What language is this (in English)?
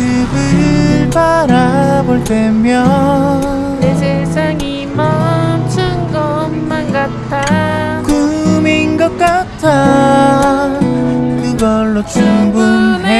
Korean